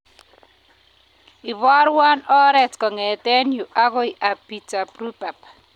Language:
Kalenjin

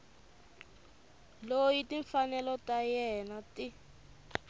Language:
Tsonga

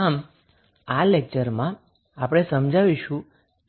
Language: Gujarati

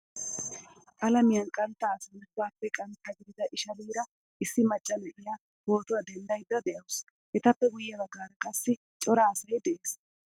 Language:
Wolaytta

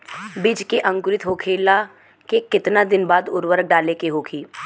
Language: Bhojpuri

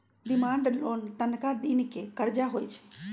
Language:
Magahi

